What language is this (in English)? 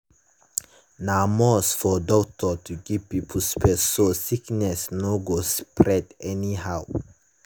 Nigerian Pidgin